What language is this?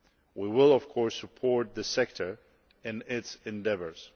English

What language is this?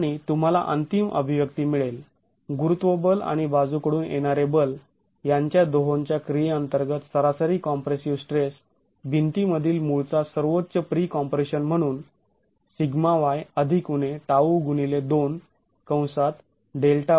Marathi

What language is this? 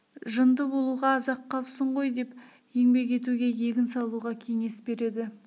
Kazakh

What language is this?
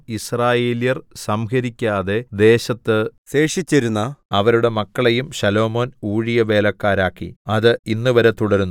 Malayalam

